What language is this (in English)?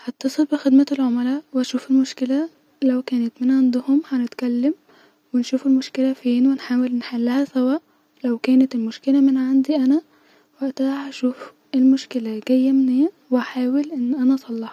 Egyptian Arabic